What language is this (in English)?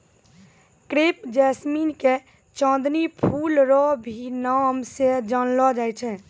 Maithili